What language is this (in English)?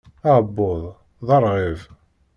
Kabyle